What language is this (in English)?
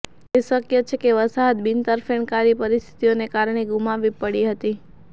Gujarati